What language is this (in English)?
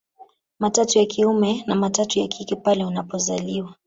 Swahili